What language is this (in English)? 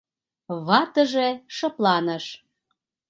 Mari